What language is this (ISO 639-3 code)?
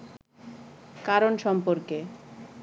ben